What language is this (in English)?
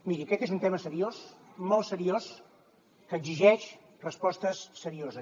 Catalan